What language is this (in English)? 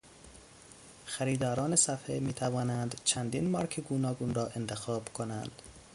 Persian